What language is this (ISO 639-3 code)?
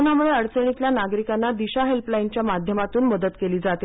mar